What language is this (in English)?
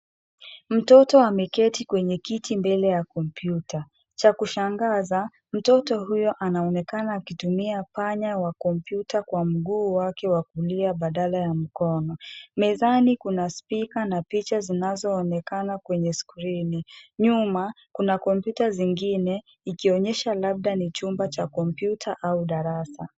Swahili